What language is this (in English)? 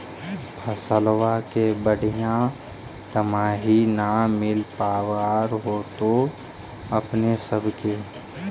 Magahi